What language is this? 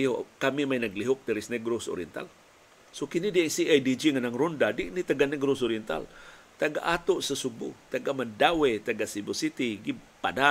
Filipino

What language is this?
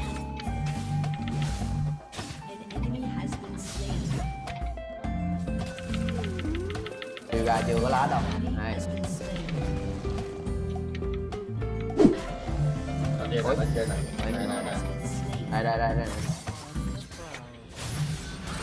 Vietnamese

